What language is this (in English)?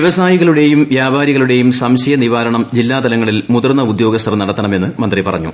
Malayalam